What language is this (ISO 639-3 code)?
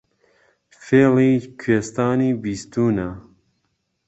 ckb